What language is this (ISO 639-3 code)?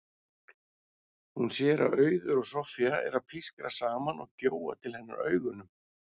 isl